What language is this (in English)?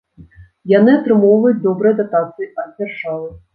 Belarusian